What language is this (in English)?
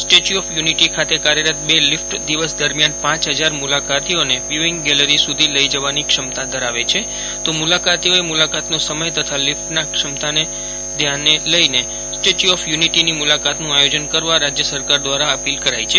Gujarati